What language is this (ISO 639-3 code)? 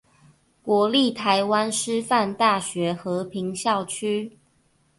zho